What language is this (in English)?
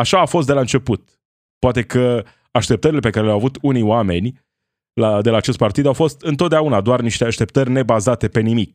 Romanian